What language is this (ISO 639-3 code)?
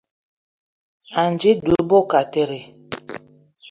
eto